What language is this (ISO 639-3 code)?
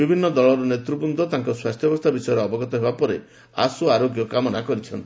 ori